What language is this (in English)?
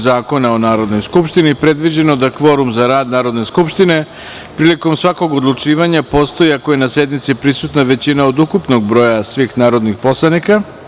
Serbian